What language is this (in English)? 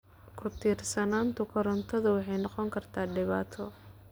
Somali